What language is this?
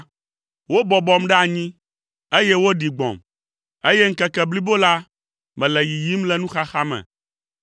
Ewe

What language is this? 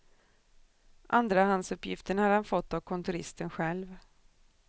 Swedish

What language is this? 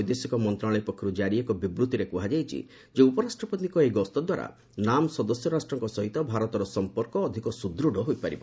Odia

